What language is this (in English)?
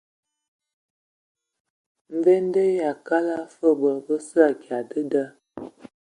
Ewondo